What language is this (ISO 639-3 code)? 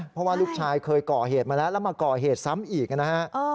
tha